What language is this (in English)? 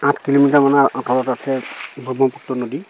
Assamese